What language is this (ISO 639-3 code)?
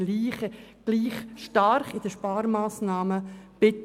gsw